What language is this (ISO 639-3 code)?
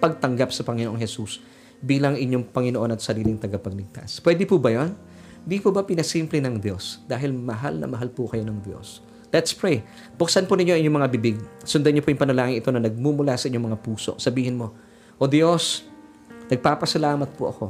fil